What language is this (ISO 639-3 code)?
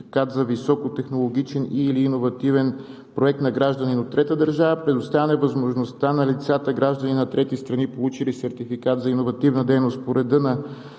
bul